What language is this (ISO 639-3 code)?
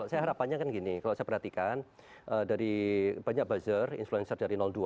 ind